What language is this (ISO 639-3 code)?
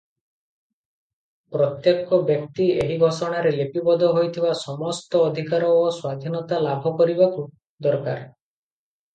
ori